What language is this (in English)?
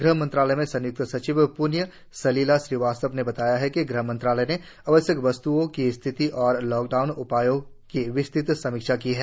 Hindi